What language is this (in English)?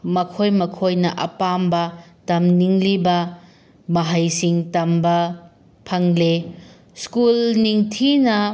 Manipuri